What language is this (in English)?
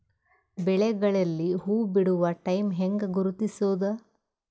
Kannada